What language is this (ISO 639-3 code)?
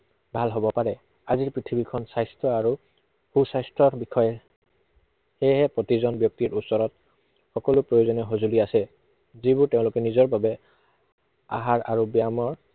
asm